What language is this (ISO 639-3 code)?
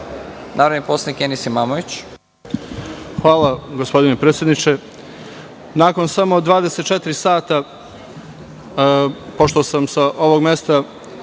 srp